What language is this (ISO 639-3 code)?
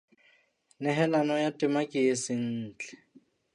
sot